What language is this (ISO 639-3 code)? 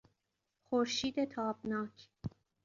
fas